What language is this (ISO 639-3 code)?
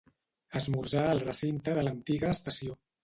cat